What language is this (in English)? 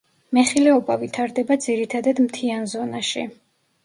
Georgian